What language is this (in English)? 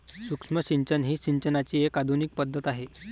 Marathi